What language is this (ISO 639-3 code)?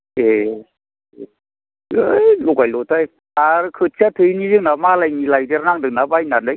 brx